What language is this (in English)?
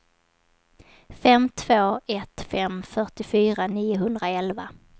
Swedish